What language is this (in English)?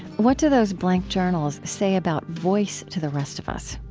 English